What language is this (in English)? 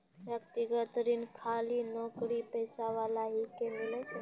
Maithili